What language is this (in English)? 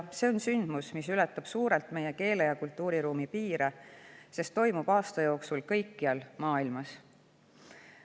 Estonian